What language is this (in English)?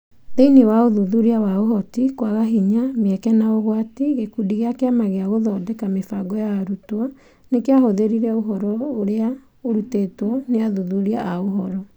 Kikuyu